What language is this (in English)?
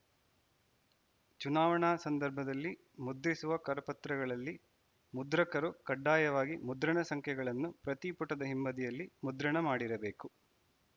Kannada